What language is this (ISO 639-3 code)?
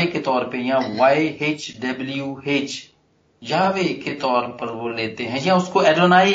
hin